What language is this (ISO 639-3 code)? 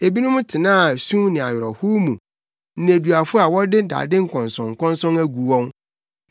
aka